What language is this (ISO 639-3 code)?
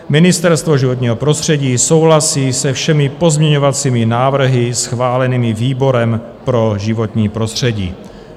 ces